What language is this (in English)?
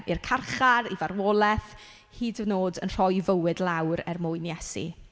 Welsh